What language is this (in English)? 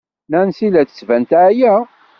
Kabyle